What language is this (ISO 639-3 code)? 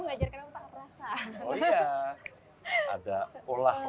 ind